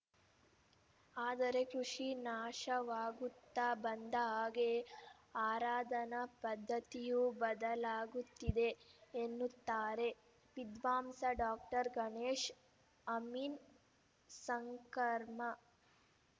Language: Kannada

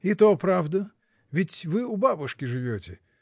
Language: Russian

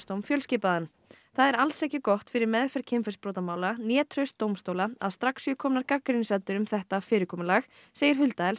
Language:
Icelandic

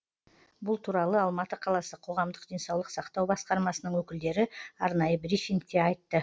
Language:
Kazakh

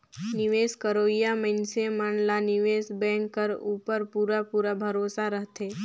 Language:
Chhattisgarhi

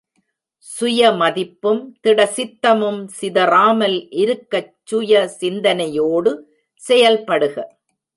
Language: Tamil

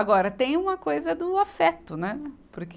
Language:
Portuguese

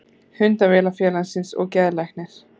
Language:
Icelandic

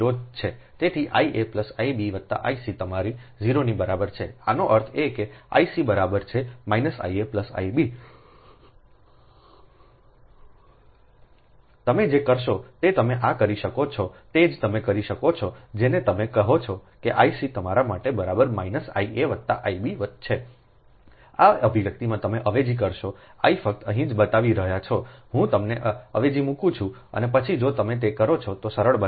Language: Gujarati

